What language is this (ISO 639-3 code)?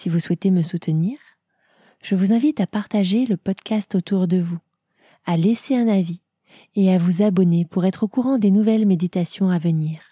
fra